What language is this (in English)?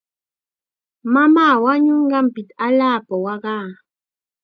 Chiquián Ancash Quechua